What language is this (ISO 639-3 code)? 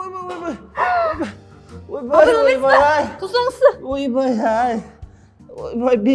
kaz